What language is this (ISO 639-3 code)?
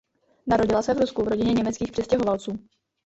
ces